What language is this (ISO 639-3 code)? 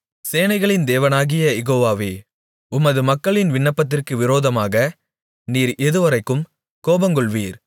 tam